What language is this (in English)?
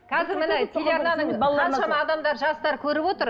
Kazakh